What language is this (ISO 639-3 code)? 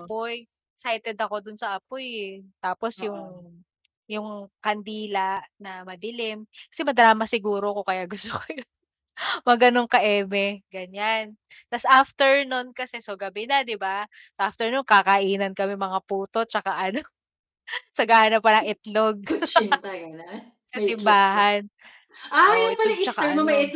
fil